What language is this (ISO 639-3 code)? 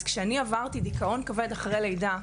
heb